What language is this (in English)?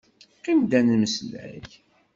Kabyle